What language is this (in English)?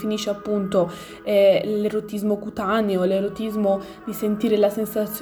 Italian